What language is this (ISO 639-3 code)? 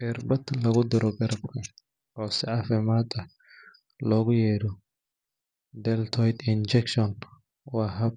som